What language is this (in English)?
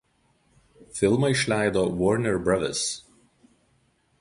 Lithuanian